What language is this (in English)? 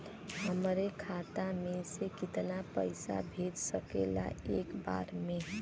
Bhojpuri